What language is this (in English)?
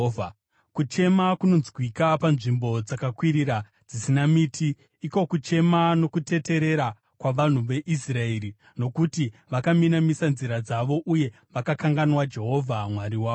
Shona